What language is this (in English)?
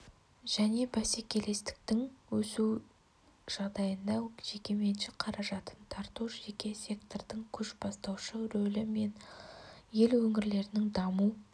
Kazakh